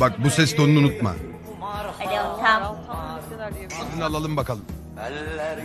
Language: Turkish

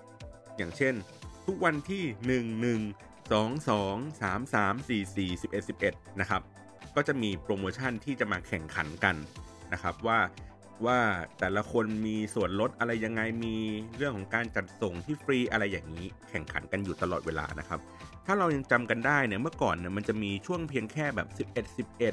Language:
Thai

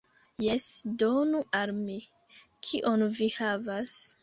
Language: Esperanto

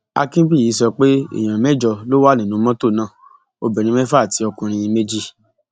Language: Yoruba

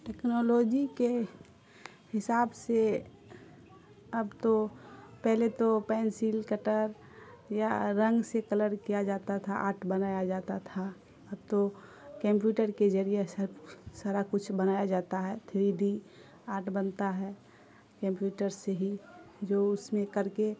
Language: Urdu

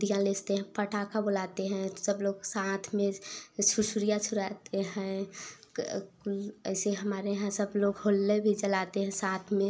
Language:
Hindi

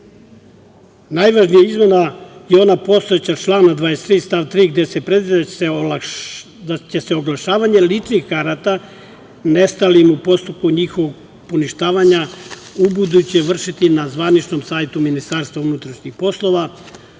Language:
Serbian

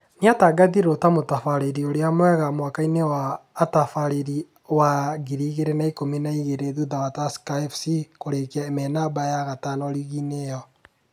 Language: Kikuyu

